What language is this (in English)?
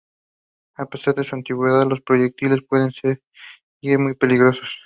Spanish